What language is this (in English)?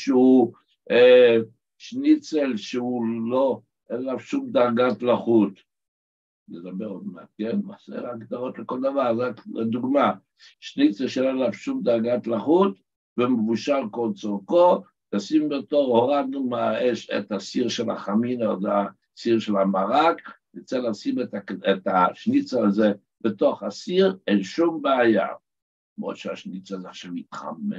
Hebrew